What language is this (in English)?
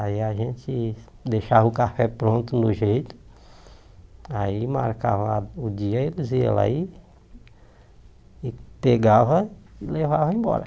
Portuguese